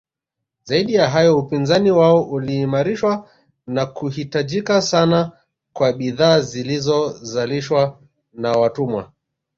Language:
Swahili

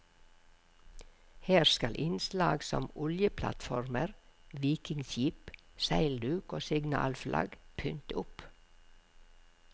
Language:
Norwegian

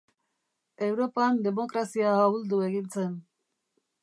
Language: Basque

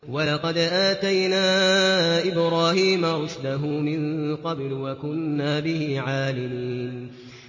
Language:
Arabic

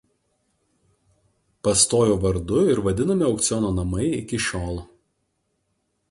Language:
Lithuanian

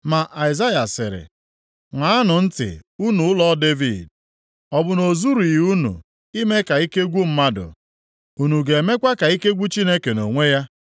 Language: Igbo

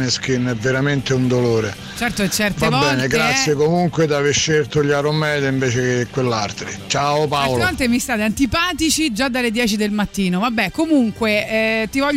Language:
Italian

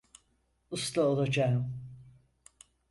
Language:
Turkish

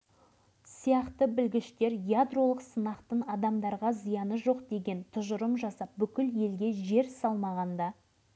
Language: Kazakh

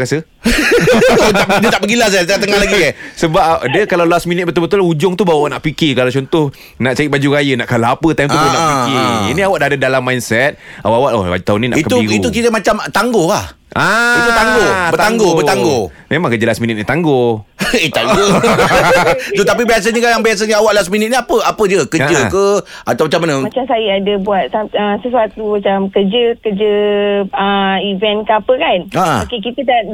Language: Malay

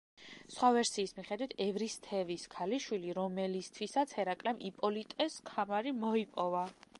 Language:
Georgian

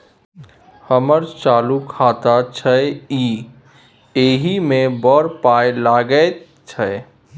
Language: Maithili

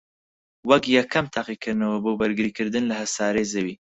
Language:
Central Kurdish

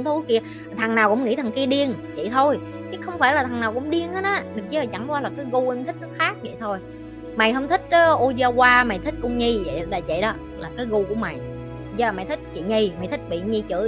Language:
Vietnamese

